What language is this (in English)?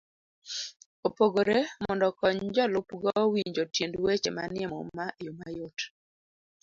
Luo (Kenya and Tanzania)